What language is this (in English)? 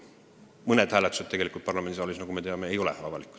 Estonian